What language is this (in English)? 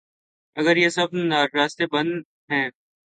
Urdu